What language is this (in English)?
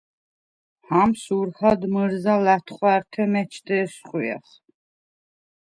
Svan